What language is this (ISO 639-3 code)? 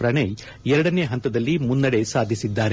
kan